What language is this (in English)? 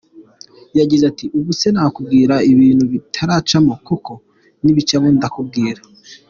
Kinyarwanda